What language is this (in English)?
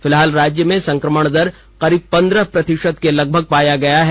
Hindi